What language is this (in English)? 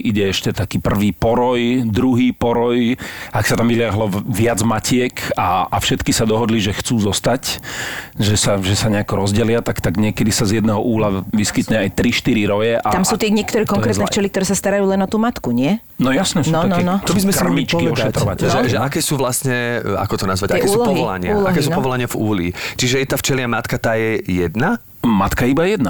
Slovak